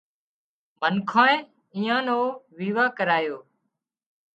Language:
Wadiyara Koli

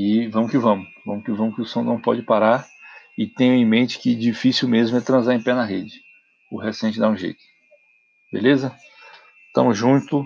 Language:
Portuguese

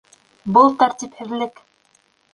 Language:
Bashkir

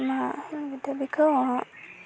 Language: Bodo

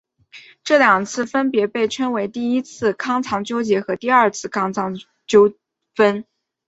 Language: Chinese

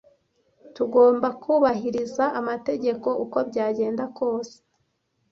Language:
Kinyarwanda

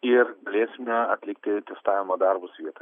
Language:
Lithuanian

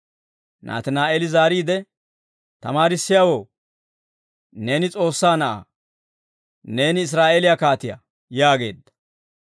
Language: Dawro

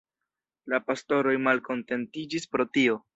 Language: Esperanto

